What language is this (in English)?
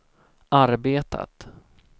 Swedish